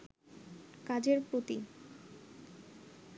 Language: Bangla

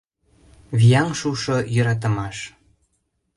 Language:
Mari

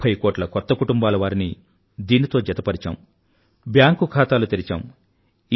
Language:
Telugu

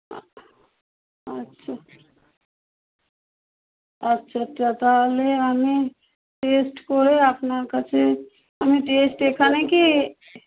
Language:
Bangla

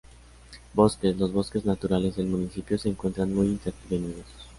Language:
Spanish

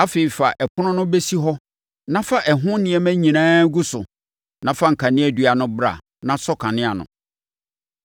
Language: Akan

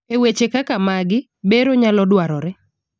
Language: Luo (Kenya and Tanzania)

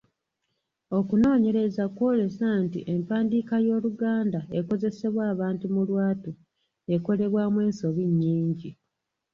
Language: Ganda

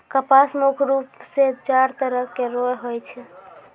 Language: Maithili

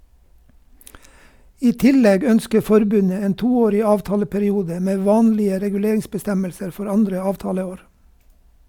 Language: Norwegian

